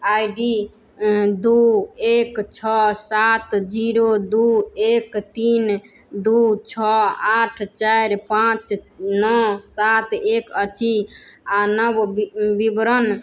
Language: Maithili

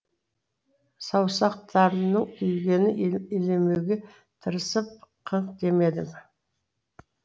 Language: Kazakh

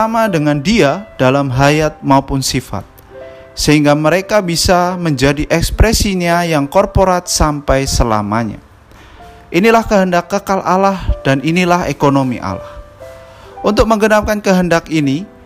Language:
Indonesian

